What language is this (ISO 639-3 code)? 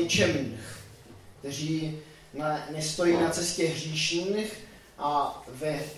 ces